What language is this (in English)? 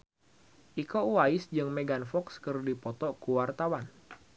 Sundanese